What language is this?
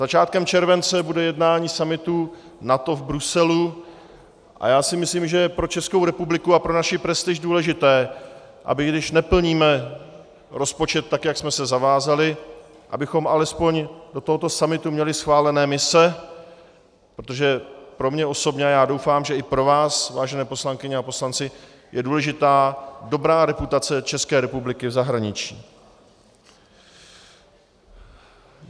Czech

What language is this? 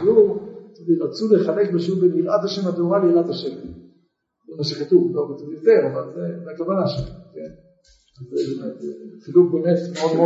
Hebrew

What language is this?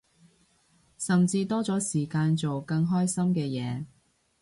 Cantonese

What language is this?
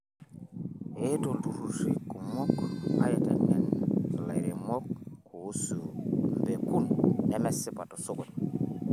Masai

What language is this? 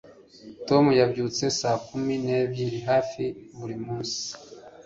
Kinyarwanda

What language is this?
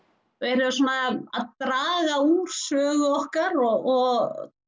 Icelandic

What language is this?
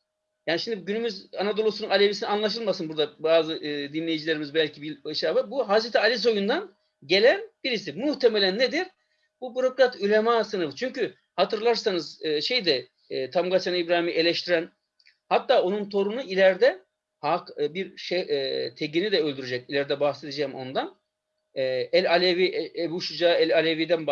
Turkish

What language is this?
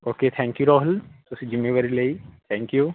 Punjabi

